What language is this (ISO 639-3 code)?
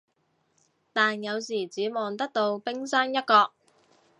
yue